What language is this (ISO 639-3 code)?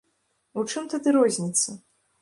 bel